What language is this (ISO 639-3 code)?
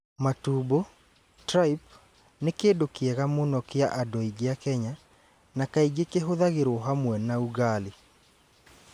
kik